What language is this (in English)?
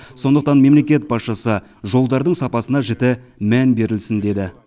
Kazakh